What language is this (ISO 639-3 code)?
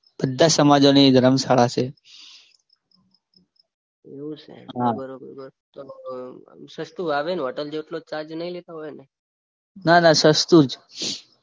guj